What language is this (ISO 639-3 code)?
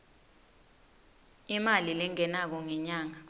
ssw